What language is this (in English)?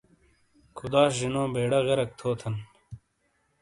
Shina